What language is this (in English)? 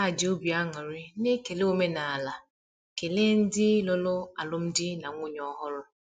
Igbo